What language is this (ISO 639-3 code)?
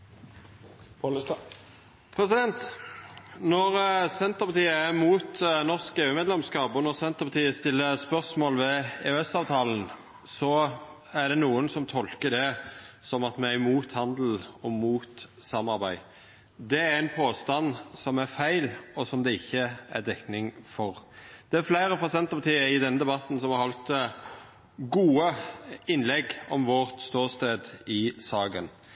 nor